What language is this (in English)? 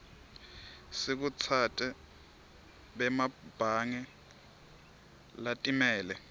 Swati